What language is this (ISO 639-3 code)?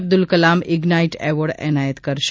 guj